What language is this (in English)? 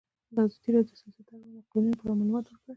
Pashto